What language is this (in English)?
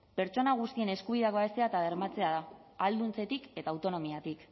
Basque